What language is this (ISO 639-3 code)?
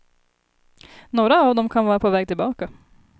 swe